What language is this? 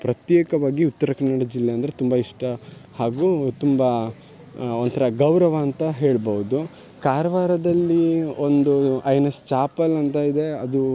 Kannada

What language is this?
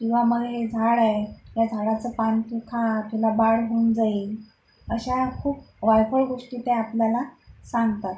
Marathi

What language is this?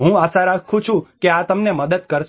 Gujarati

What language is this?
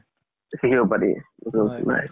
Assamese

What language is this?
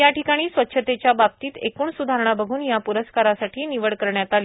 Marathi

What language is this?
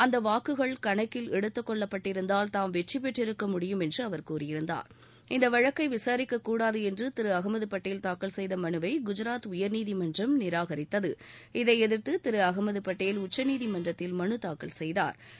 Tamil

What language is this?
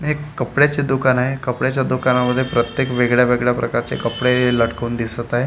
Marathi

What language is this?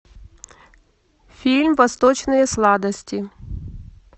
Russian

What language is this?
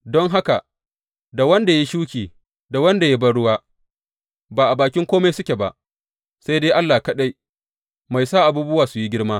Hausa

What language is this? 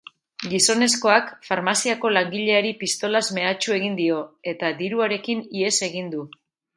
Basque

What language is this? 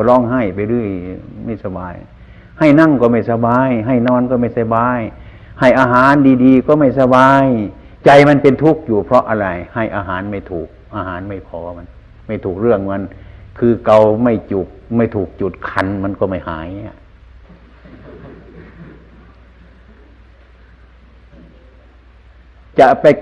Thai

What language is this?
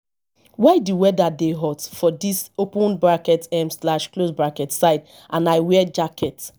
Nigerian Pidgin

